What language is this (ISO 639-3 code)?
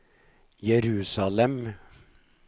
nor